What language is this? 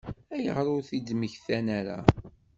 Kabyle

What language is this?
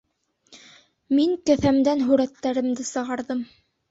Bashkir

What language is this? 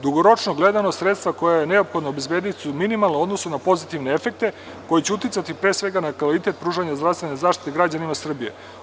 Serbian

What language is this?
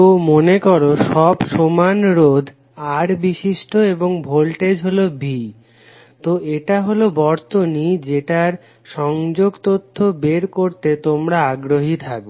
Bangla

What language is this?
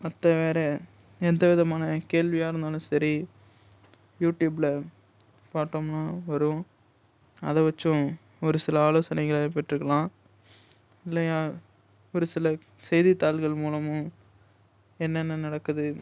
Tamil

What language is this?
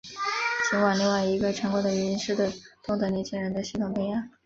Chinese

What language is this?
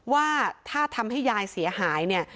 Thai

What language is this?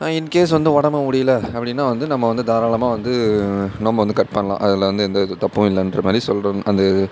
Tamil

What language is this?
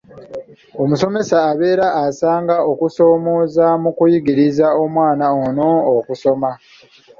Ganda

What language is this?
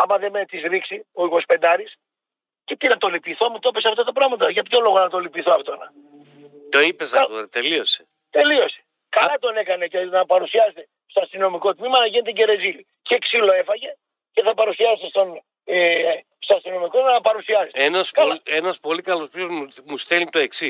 Greek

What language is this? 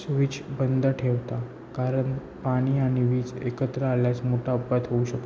Marathi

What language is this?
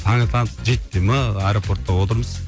Kazakh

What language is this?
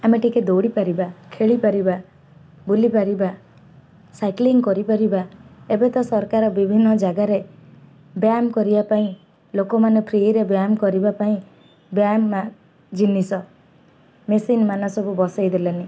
Odia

